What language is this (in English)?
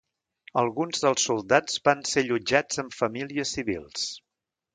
Catalan